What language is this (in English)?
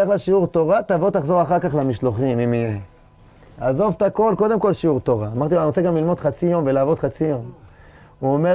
Hebrew